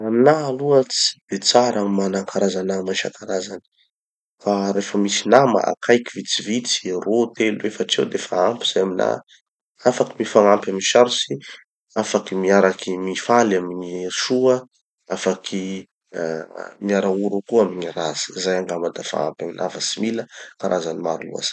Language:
Tanosy Malagasy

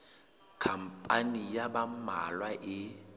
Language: Southern Sotho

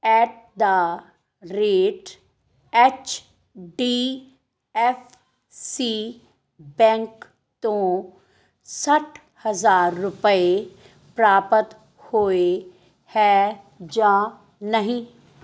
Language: Punjabi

